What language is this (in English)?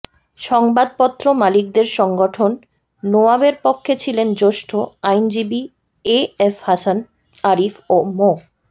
Bangla